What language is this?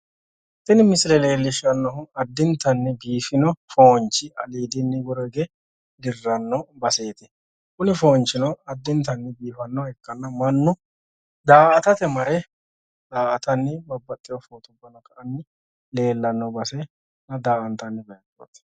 Sidamo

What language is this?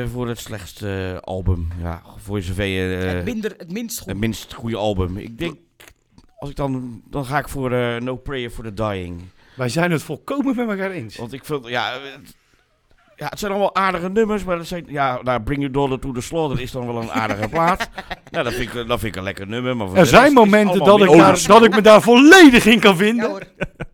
Dutch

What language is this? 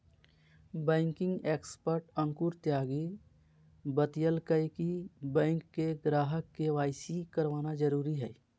Magahi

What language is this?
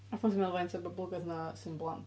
Welsh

